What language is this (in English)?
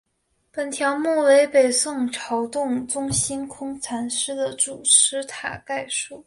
Chinese